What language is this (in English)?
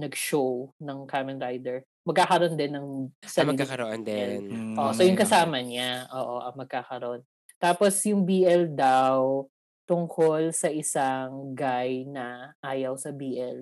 Filipino